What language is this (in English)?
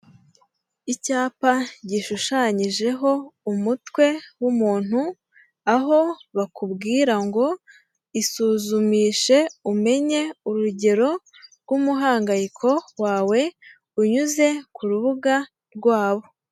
Kinyarwanda